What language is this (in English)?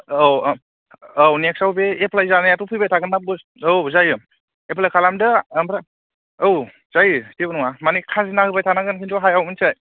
Bodo